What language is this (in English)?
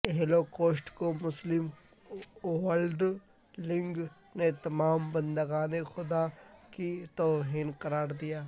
Urdu